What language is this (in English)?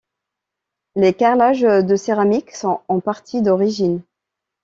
French